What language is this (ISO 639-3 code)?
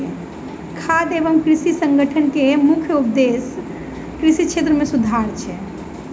mai